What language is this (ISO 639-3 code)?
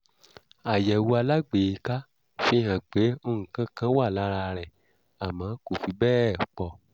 yor